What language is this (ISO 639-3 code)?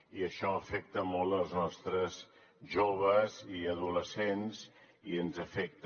cat